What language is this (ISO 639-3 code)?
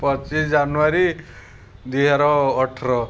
ori